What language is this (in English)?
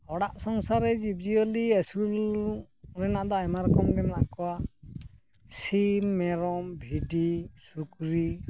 Santali